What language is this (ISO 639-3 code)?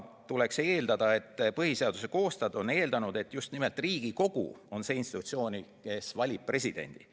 est